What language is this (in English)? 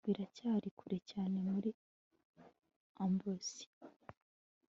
Kinyarwanda